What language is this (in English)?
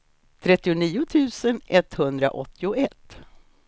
Swedish